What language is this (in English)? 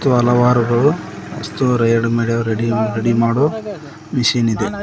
Kannada